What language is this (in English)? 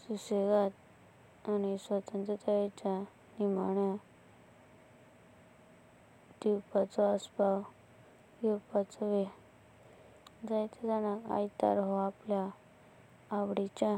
Konkani